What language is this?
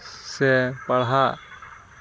Santali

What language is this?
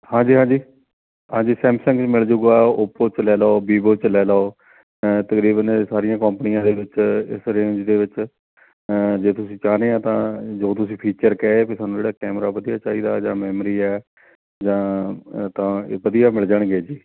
Punjabi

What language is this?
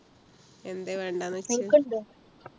Malayalam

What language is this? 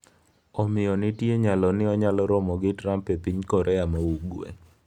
Luo (Kenya and Tanzania)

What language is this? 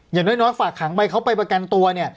Thai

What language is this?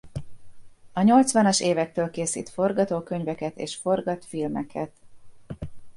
Hungarian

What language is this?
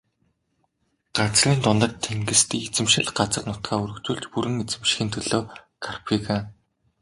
Mongolian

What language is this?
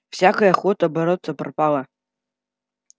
Russian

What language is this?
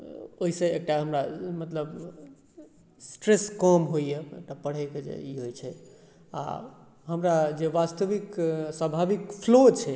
Maithili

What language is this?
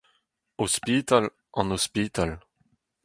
Breton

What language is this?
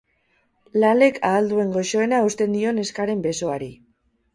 Basque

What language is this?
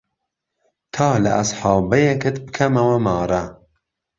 Central Kurdish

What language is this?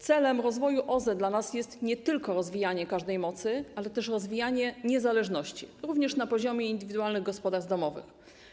Polish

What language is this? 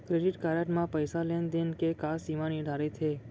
Chhattisgarhi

